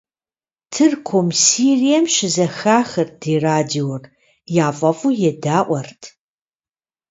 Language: Kabardian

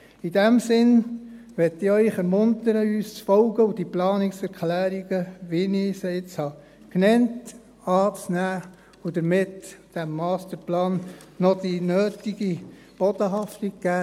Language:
Swiss German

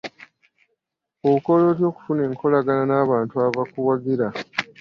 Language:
Ganda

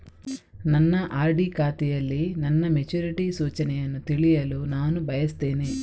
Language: Kannada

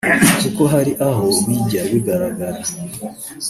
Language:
Kinyarwanda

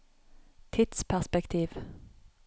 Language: Norwegian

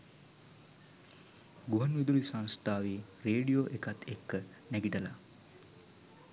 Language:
Sinhala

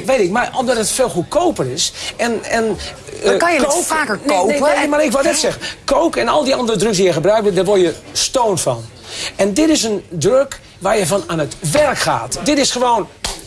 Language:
Dutch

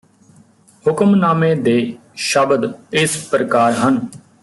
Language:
Punjabi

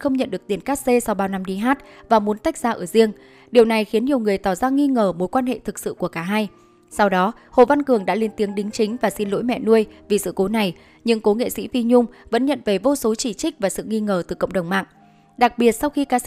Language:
Vietnamese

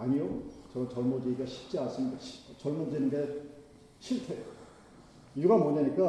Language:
Korean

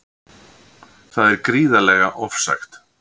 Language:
Icelandic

